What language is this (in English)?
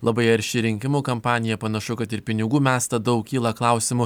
Lithuanian